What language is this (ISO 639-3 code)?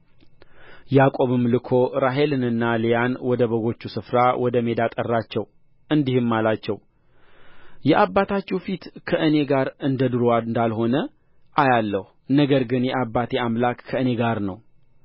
amh